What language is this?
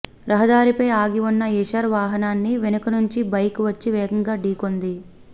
Telugu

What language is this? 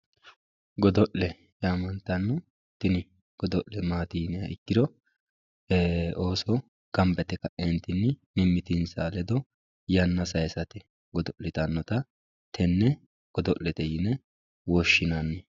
Sidamo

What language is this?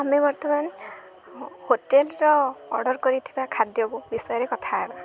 Odia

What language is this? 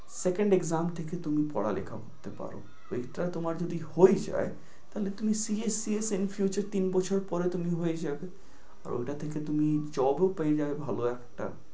Bangla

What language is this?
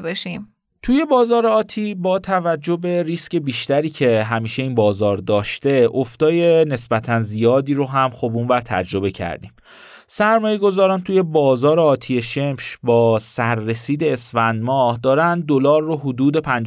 Persian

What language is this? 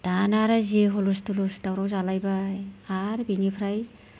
Bodo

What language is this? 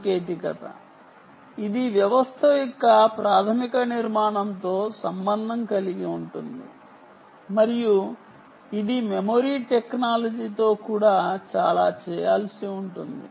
Telugu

